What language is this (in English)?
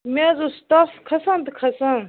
Kashmiri